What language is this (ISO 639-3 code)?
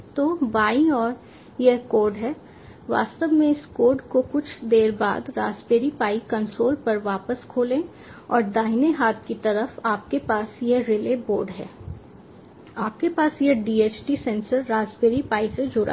hin